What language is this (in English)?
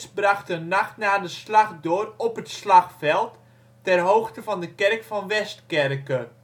Dutch